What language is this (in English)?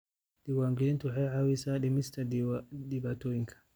Somali